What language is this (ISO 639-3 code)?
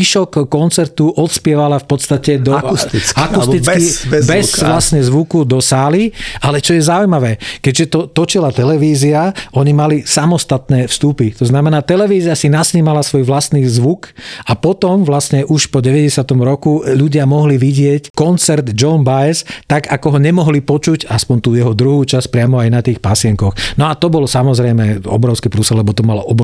slk